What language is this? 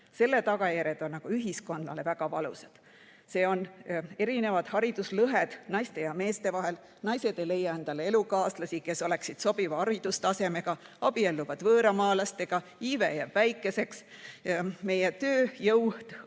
Estonian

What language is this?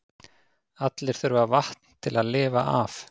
Icelandic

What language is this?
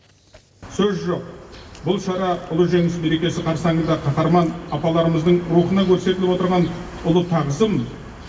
Kazakh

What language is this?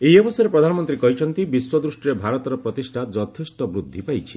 Odia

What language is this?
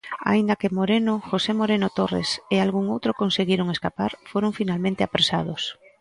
Galician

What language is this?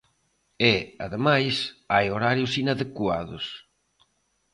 Galician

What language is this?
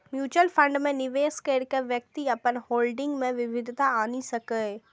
Maithili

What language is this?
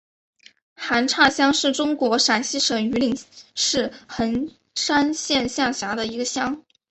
Chinese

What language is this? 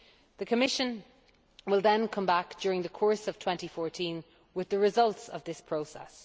English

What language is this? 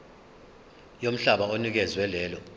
Zulu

